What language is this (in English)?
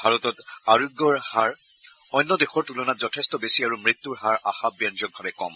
Assamese